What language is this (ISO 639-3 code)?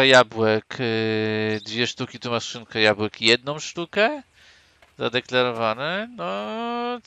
pol